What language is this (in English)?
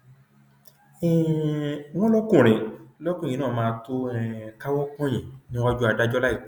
Yoruba